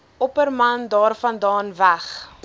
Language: Afrikaans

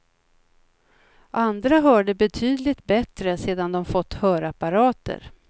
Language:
Swedish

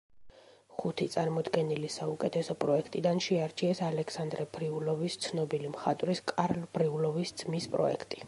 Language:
Georgian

